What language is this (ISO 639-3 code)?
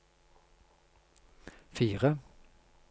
nor